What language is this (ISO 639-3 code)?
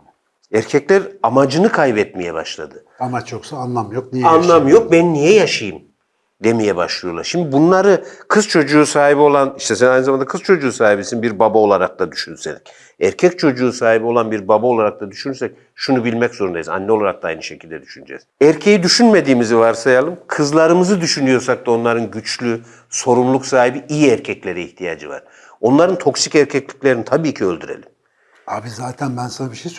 tur